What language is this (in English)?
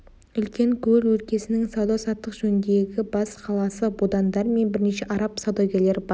Kazakh